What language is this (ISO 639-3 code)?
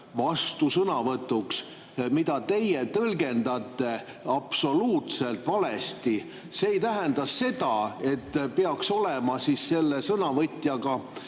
est